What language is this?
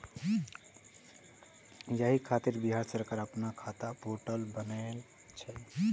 Maithili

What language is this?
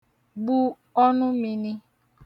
Igbo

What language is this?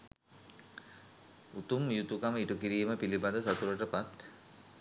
Sinhala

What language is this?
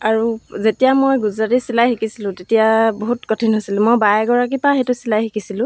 Assamese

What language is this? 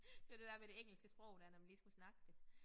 Danish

